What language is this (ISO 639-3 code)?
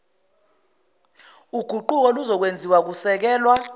zul